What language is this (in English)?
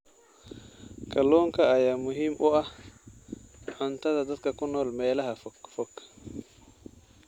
Somali